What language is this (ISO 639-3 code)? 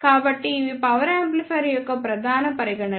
tel